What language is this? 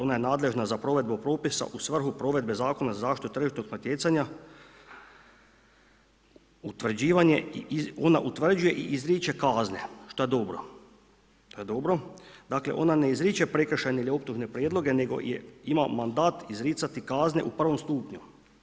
Croatian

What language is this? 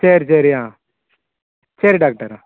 Tamil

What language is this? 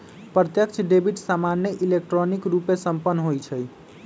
Magahi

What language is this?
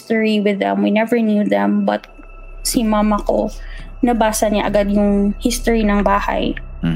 Filipino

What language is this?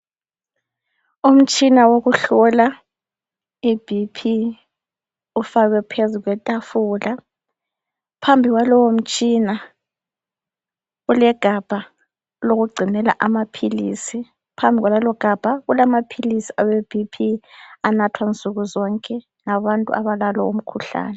North Ndebele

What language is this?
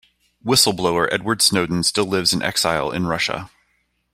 English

